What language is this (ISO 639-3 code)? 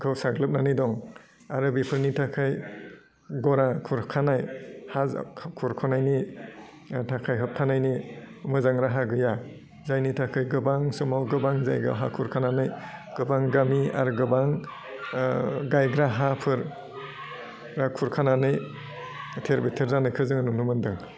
brx